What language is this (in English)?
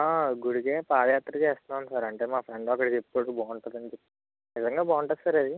Telugu